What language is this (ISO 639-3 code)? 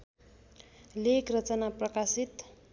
nep